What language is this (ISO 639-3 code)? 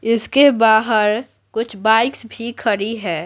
hin